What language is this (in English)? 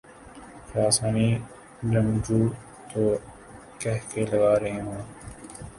Urdu